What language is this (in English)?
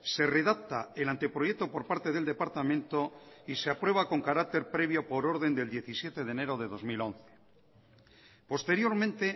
Spanish